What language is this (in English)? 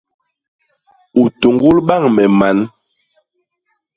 Basaa